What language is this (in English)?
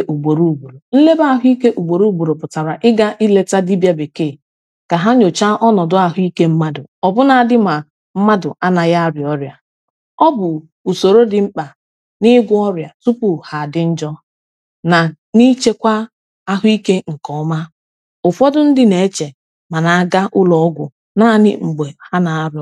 Igbo